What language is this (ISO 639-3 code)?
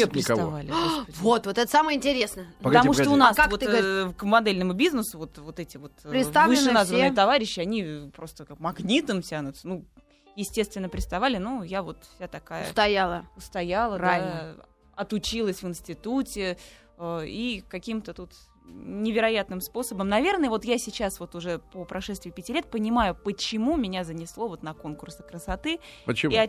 rus